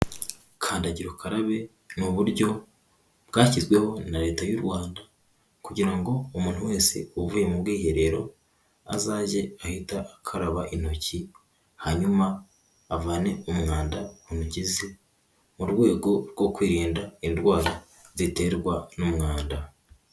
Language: Kinyarwanda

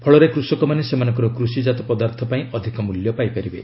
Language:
Odia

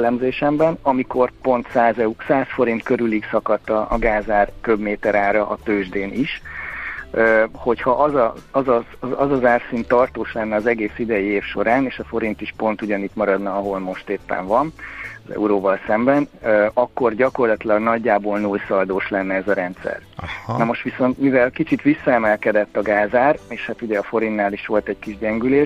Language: Hungarian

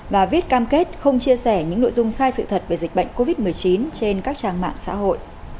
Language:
Vietnamese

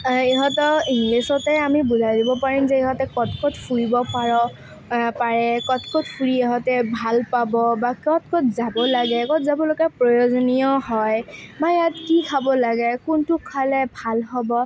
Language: Assamese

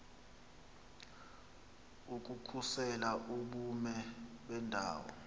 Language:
Xhosa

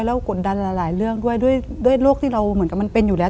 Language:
Thai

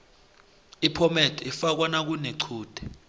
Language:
South Ndebele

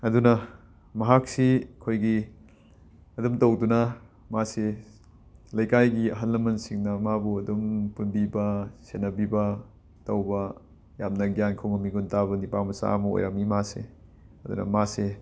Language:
Manipuri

